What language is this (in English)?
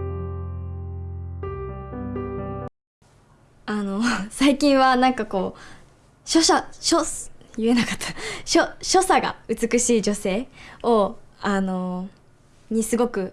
Japanese